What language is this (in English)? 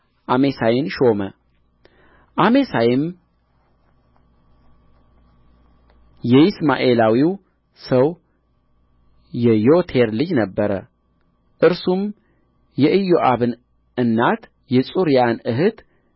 Amharic